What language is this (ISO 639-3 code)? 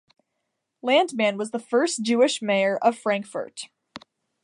eng